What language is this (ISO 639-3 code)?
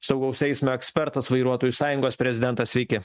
lit